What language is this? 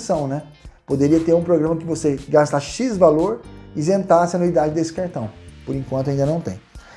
Portuguese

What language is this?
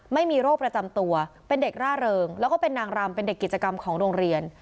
Thai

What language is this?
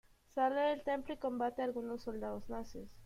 Spanish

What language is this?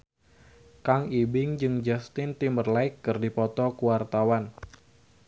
Sundanese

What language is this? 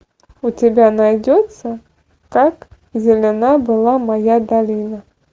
Russian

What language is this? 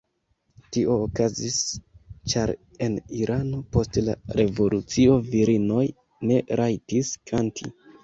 Esperanto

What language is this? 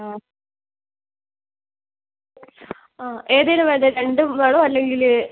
Malayalam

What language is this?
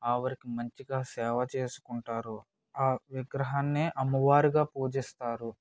Telugu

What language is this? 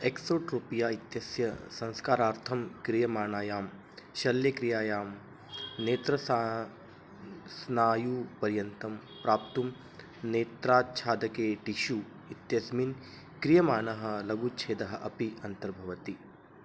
Sanskrit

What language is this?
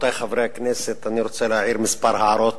Hebrew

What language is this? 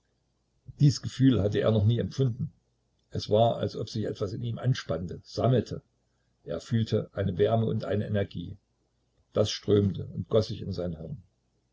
German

